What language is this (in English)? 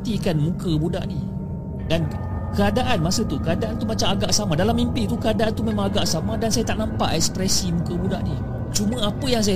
Malay